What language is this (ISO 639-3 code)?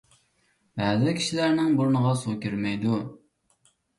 uig